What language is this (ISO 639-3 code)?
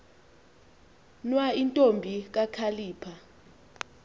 xho